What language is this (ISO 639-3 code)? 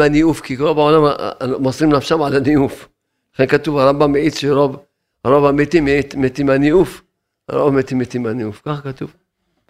heb